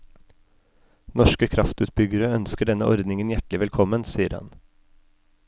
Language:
Norwegian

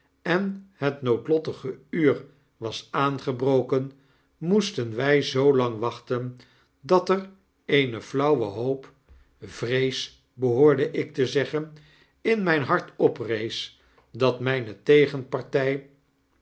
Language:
Dutch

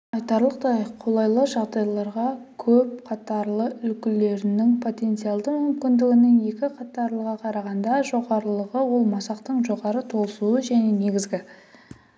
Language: Kazakh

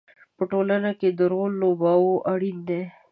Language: Pashto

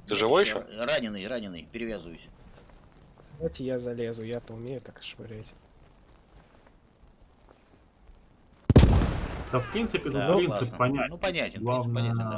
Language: Russian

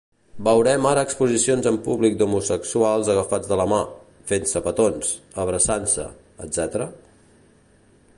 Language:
Catalan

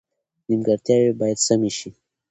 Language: Pashto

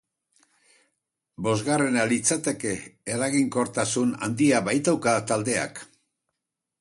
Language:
Basque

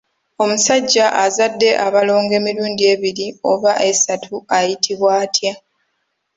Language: Ganda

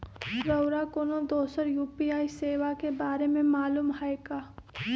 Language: Magahi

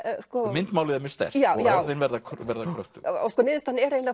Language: Icelandic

